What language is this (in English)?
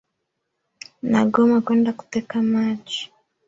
Swahili